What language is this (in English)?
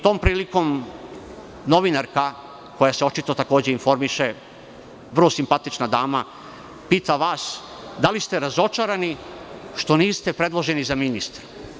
Serbian